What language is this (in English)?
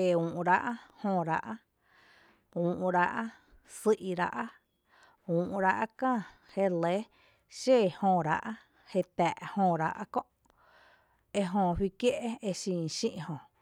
Tepinapa Chinantec